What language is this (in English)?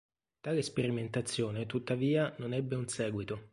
Italian